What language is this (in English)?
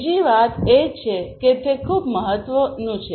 Gujarati